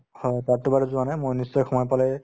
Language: Assamese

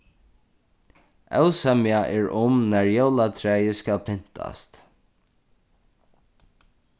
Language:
Faroese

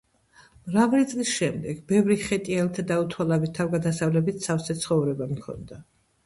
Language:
Georgian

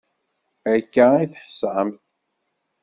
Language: Kabyle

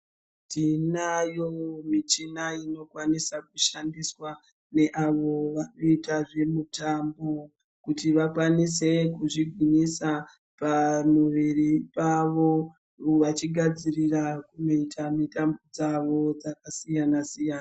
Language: Ndau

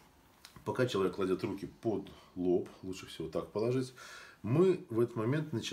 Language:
Russian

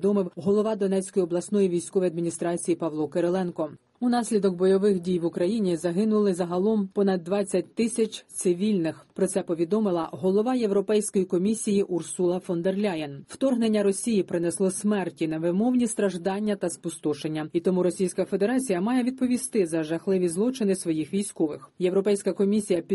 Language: Ukrainian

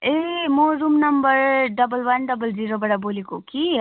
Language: Nepali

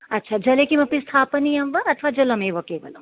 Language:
Sanskrit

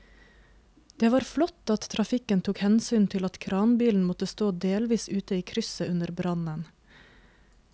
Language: Norwegian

